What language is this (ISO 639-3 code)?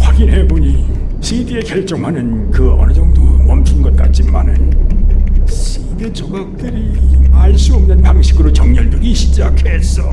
kor